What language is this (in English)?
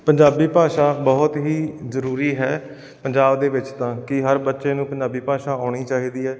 Punjabi